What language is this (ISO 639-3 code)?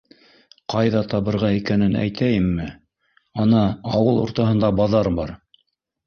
bak